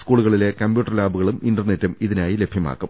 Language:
Malayalam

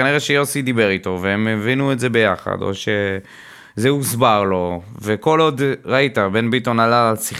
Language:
Hebrew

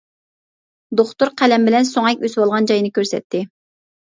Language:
Uyghur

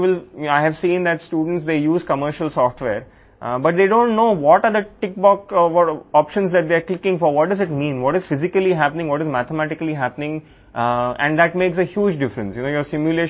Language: Telugu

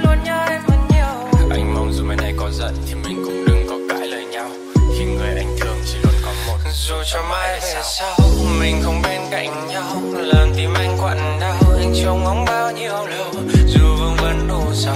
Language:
Vietnamese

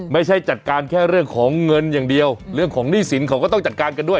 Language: Thai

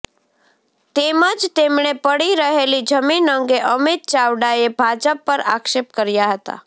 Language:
Gujarati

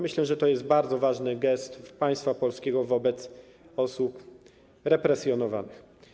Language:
Polish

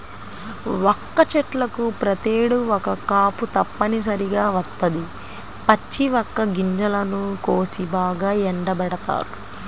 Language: Telugu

